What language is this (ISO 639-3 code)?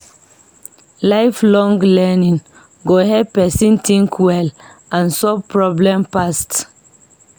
pcm